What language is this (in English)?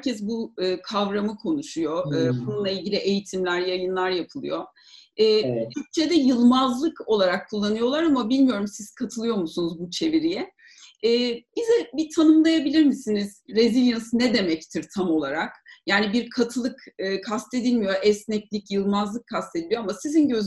Turkish